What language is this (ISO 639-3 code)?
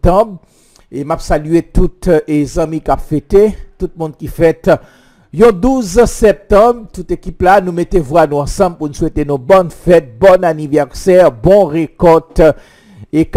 fra